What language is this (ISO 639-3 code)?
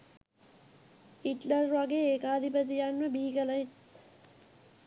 sin